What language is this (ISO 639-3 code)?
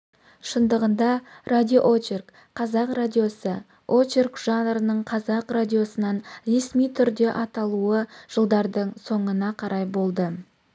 kaz